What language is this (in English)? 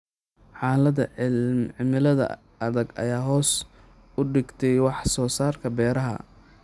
Somali